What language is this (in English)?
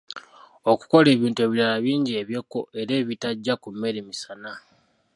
Ganda